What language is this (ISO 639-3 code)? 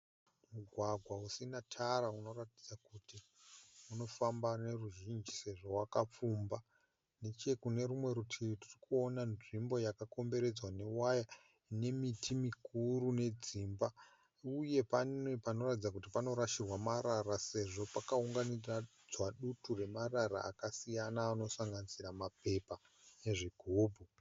sna